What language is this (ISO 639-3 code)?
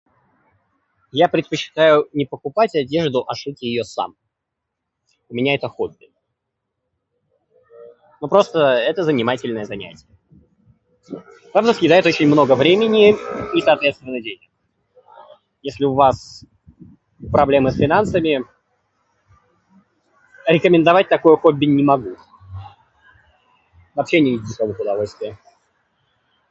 rus